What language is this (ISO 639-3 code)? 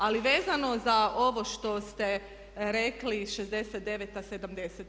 hrv